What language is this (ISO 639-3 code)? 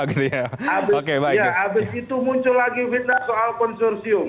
ind